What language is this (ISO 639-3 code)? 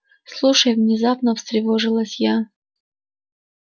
rus